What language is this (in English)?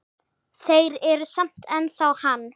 Icelandic